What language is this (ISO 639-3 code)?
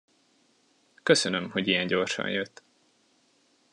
hun